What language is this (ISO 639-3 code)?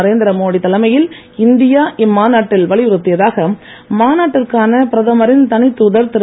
tam